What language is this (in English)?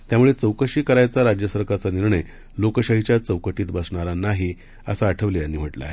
Marathi